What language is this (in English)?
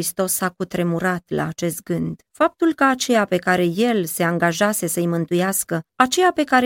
Romanian